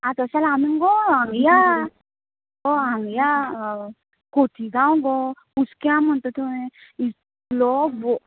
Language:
Konkani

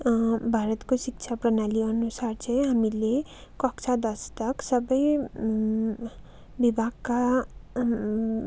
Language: Nepali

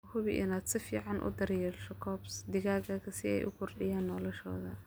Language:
Somali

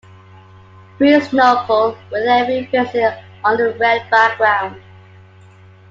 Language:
English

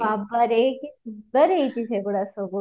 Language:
Odia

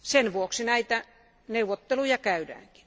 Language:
Finnish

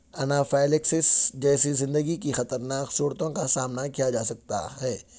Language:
Urdu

